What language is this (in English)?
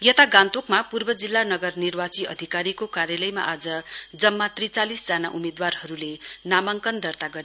Nepali